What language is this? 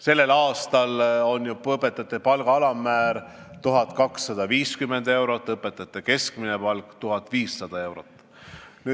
Estonian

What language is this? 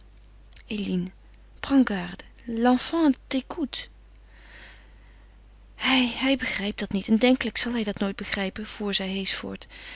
Dutch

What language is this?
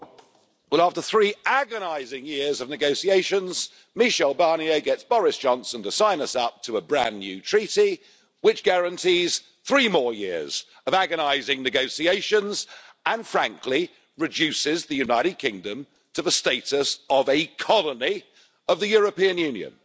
English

